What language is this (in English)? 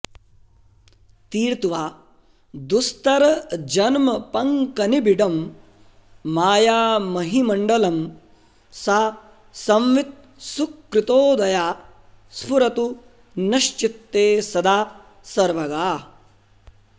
Sanskrit